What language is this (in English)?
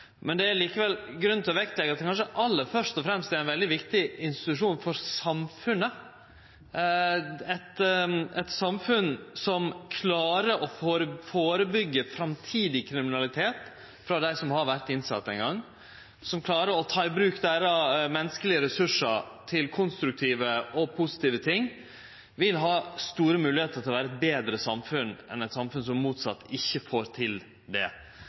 Norwegian Nynorsk